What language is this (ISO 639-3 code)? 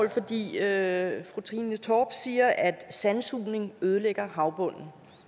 dan